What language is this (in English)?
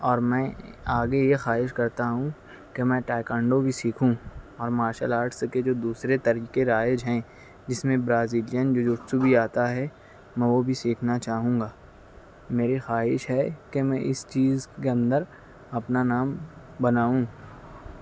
Urdu